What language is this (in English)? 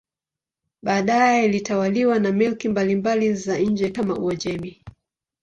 Swahili